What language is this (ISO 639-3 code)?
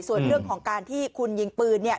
tha